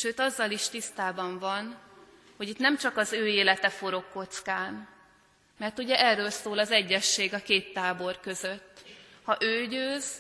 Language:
Hungarian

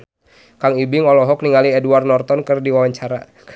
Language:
Sundanese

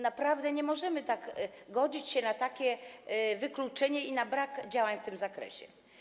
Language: Polish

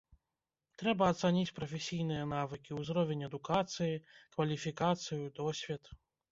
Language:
Belarusian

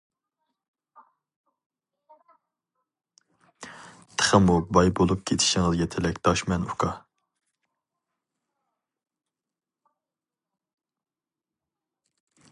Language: Uyghur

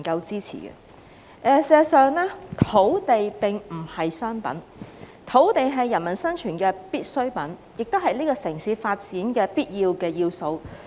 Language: Cantonese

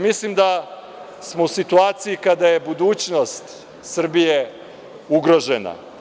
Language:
Serbian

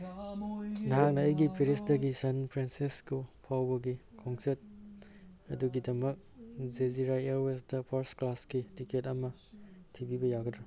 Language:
Manipuri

